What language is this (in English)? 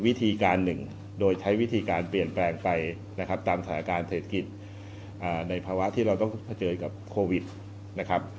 Thai